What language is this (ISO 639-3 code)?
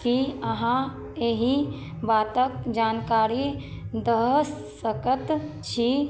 mai